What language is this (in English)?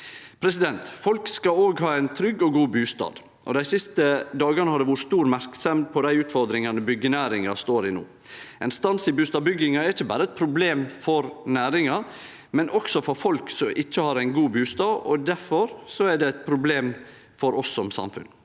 Norwegian